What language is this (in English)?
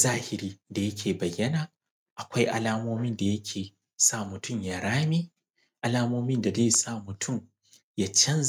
Hausa